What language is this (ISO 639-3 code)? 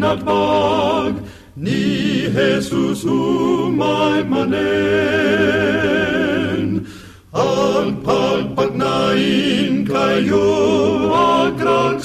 fil